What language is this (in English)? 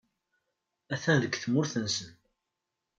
Kabyle